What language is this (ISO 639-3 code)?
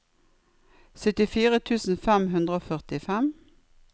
nor